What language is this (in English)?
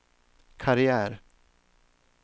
Swedish